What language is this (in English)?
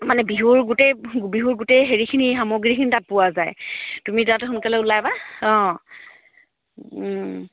Assamese